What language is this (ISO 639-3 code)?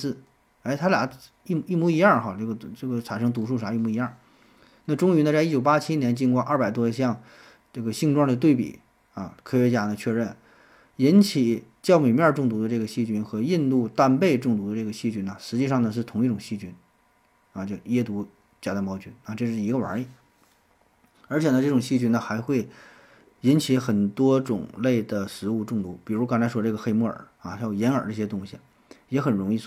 zho